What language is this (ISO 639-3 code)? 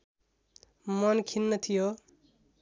nep